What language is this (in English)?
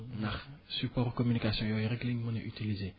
Wolof